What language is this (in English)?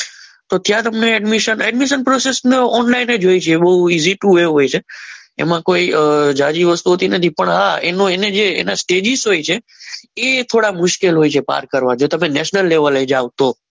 Gujarati